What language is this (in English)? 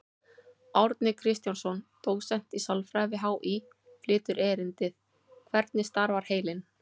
Icelandic